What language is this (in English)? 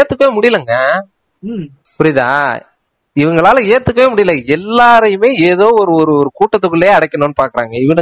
Tamil